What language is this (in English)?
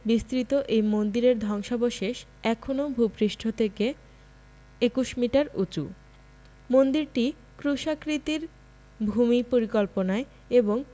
Bangla